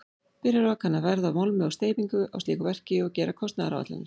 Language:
Icelandic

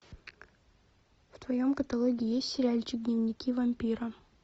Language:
Russian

